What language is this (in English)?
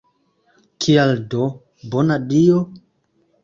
Esperanto